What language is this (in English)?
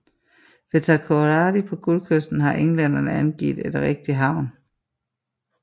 Danish